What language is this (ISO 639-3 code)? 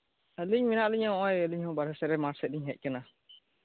sat